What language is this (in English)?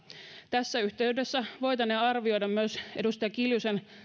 Finnish